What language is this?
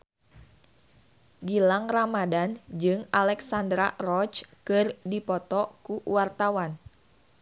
Sundanese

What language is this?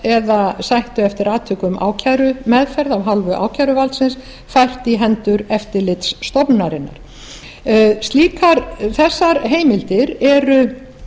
Icelandic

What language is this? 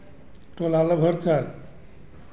Hindi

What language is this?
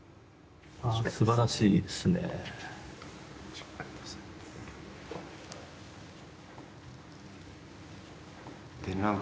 Japanese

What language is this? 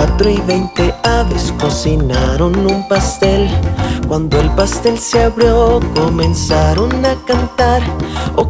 Spanish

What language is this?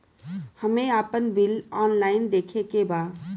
Bhojpuri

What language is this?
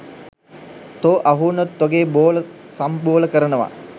Sinhala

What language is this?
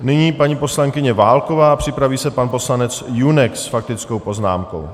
Czech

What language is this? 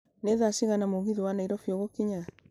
Kikuyu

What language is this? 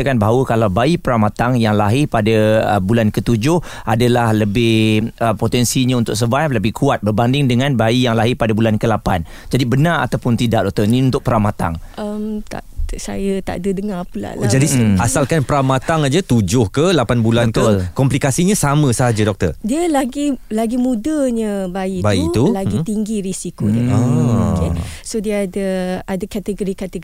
Malay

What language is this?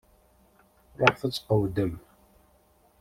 Kabyle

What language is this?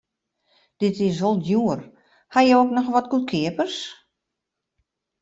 Western Frisian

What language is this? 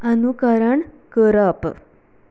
Konkani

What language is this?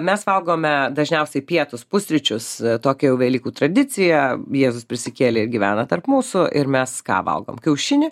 Lithuanian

